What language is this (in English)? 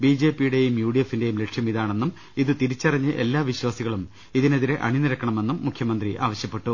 Malayalam